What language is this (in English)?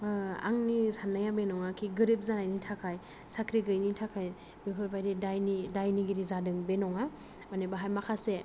Bodo